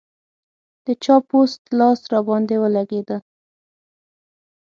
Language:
Pashto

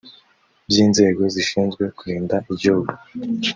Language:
Kinyarwanda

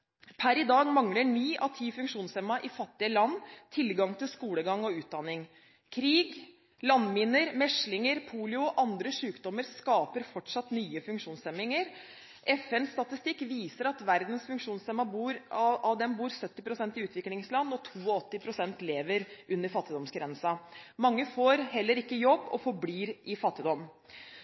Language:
Norwegian Bokmål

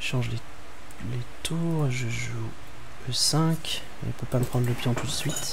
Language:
French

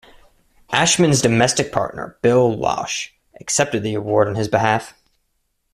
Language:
English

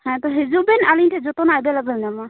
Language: Santali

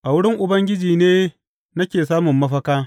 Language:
Hausa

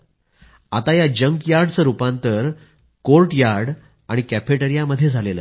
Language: Marathi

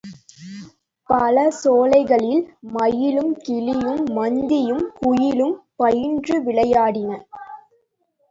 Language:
Tamil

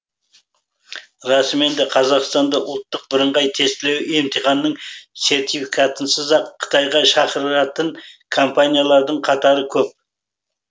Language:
Kazakh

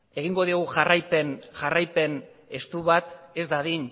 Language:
Basque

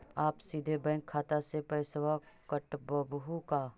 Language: Magahi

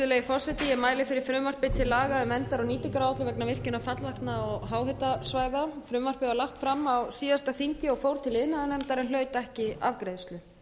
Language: Icelandic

